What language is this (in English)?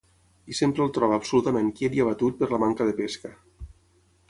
Catalan